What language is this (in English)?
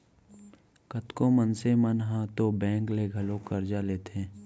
Chhattisgarhi